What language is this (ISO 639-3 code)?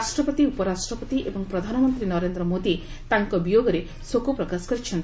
ori